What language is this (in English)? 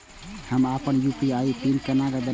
Maithili